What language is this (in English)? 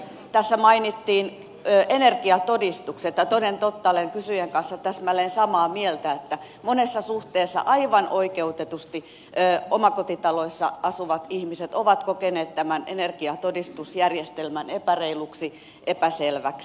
Finnish